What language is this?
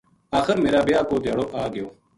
Gujari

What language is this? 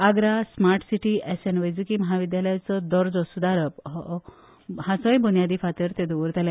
Konkani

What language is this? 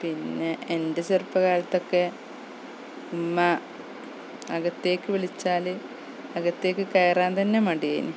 Malayalam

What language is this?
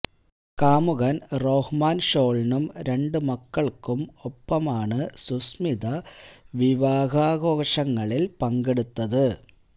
Malayalam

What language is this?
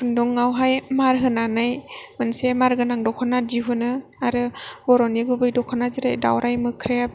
Bodo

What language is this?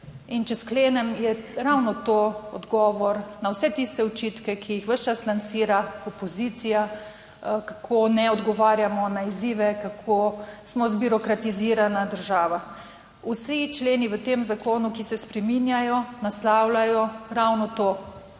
Slovenian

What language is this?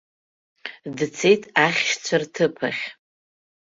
Abkhazian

